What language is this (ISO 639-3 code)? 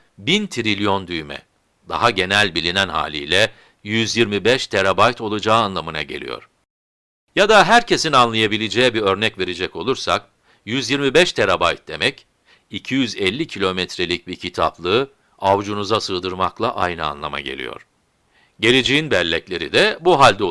tur